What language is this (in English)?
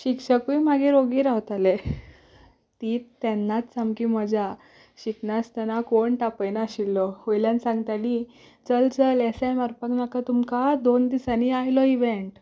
Konkani